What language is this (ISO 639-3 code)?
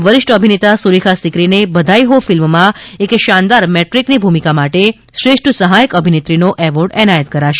guj